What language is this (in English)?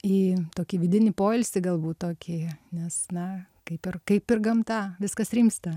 Lithuanian